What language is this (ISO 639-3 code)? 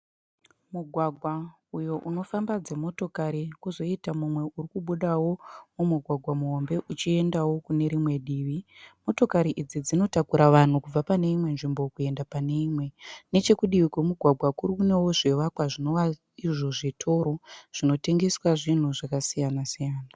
sna